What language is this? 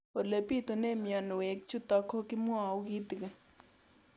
Kalenjin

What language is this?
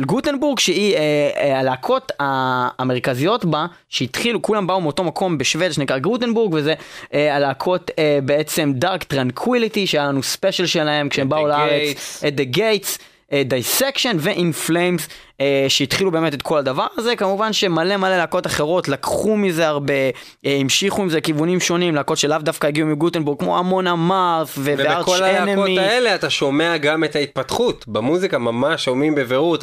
Hebrew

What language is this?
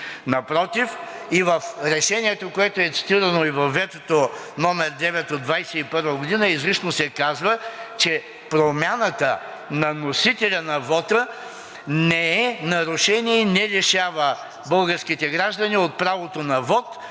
Bulgarian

